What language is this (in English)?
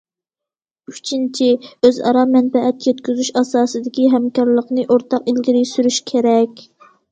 Uyghur